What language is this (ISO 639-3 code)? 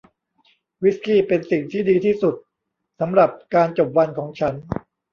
tha